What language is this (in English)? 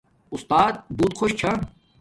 Domaaki